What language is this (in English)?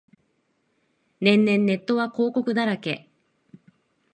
Japanese